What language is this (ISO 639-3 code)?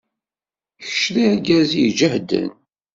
kab